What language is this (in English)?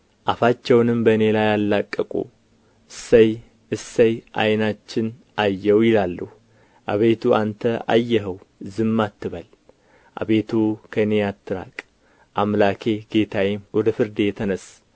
Amharic